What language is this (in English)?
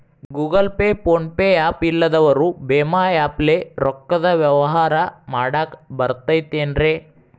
Kannada